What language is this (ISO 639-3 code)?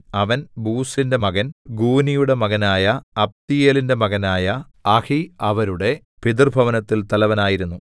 mal